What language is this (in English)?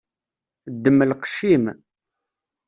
Kabyle